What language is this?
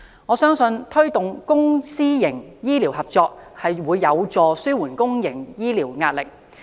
Cantonese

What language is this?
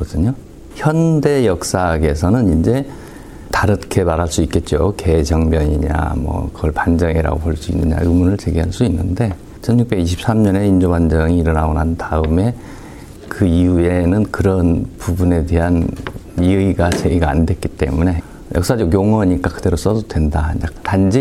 Korean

